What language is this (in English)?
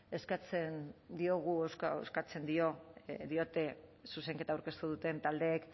Basque